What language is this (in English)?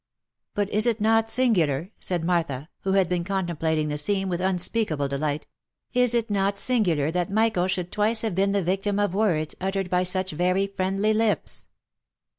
English